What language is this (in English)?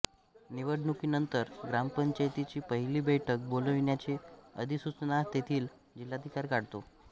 Marathi